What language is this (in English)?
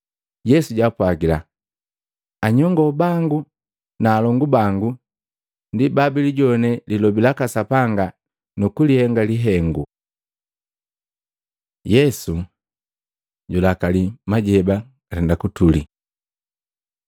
Matengo